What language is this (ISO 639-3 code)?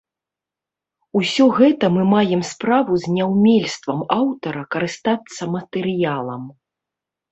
bel